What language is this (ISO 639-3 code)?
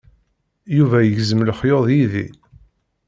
kab